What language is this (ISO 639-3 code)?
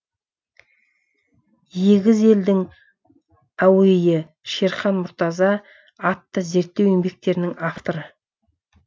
kaz